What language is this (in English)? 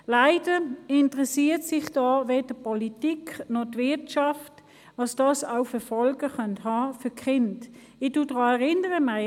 Swiss German